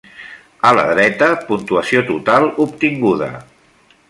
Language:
Catalan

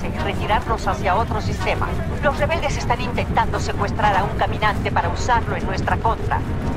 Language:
Spanish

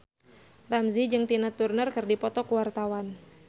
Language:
Sundanese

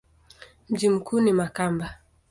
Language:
Swahili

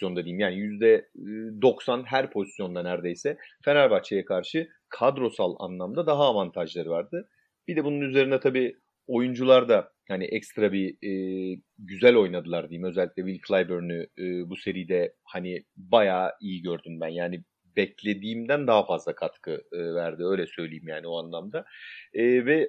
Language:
Turkish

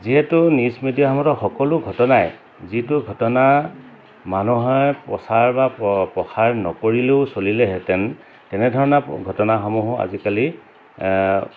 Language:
Assamese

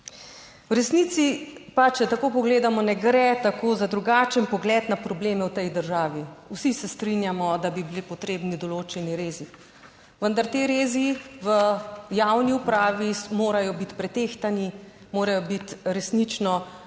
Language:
Slovenian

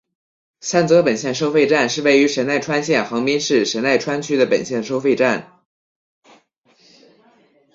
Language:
Chinese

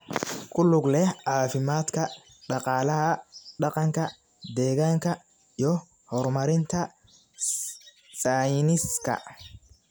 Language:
Somali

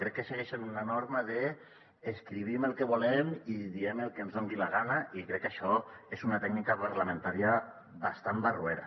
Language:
Catalan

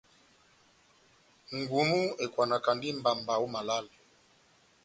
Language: Batanga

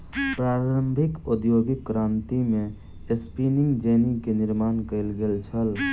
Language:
Maithili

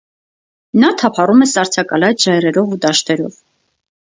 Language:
Armenian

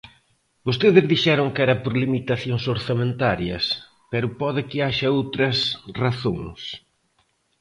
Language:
Galician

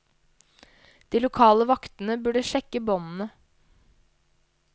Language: Norwegian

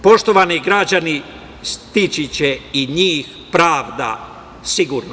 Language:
Serbian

